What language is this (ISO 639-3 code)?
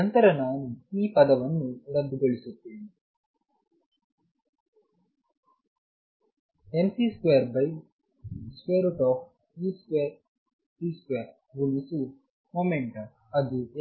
kan